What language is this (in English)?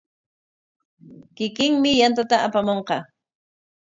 Corongo Ancash Quechua